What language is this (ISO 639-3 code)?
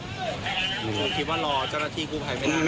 tha